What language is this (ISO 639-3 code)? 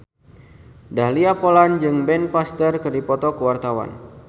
sun